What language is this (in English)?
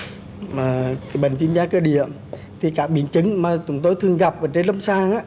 Vietnamese